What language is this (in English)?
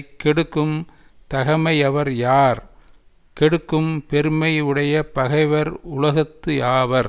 Tamil